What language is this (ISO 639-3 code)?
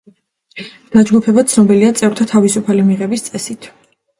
kat